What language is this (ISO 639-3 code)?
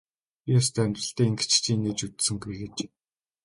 mon